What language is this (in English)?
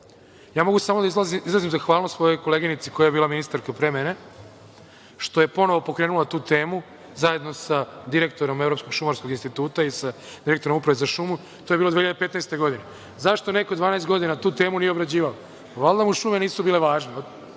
Serbian